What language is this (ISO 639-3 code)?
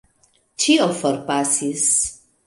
epo